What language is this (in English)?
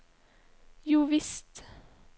Norwegian